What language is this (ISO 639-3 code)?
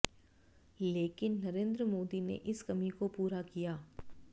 hin